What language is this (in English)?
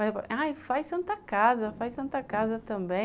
Portuguese